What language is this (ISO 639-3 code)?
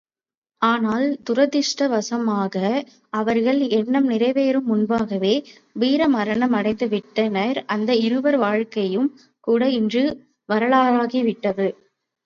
tam